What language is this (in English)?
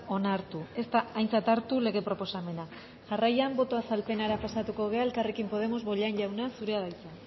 Basque